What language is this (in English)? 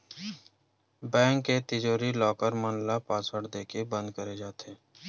Chhattisgarhi